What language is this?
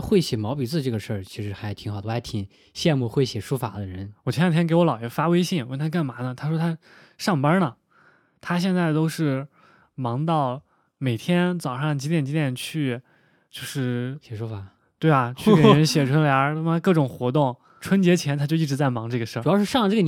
Chinese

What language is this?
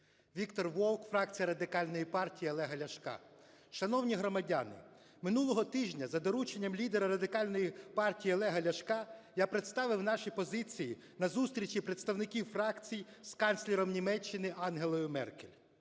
Ukrainian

